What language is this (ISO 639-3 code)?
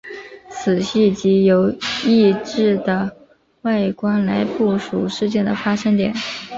zho